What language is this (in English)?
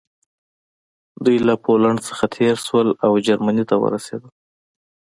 Pashto